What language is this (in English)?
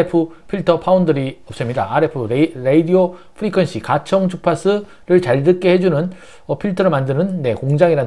Korean